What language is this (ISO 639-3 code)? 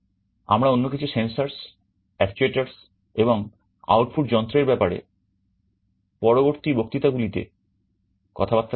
ben